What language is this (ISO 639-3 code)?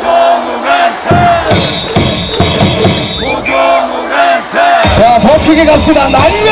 kor